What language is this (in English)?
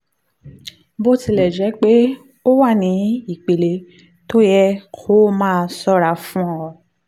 Yoruba